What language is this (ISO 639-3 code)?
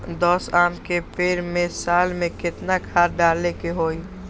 mag